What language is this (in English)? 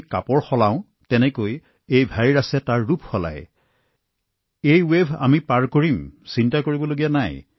Assamese